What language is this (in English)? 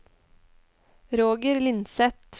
Norwegian